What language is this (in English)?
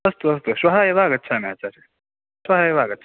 Sanskrit